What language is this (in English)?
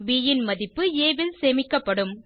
Tamil